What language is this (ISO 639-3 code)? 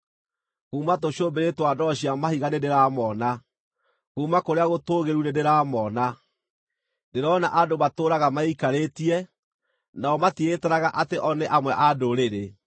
kik